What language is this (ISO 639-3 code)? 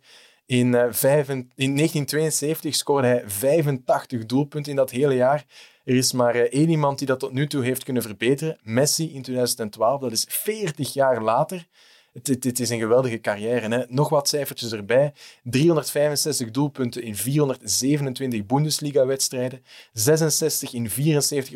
nld